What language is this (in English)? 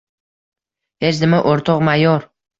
Uzbek